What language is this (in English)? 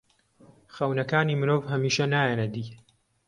Central Kurdish